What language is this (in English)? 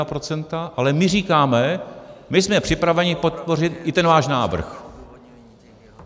Czech